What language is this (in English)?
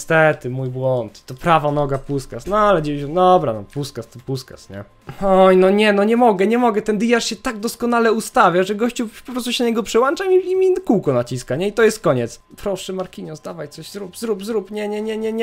Polish